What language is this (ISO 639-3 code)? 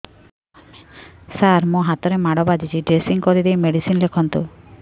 ori